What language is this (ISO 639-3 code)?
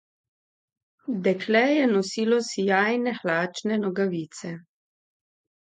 slv